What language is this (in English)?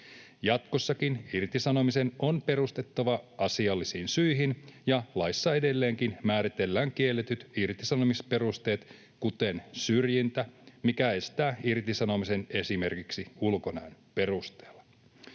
Finnish